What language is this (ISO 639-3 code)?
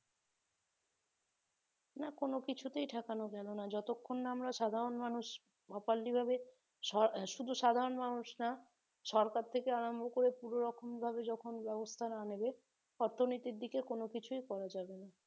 ben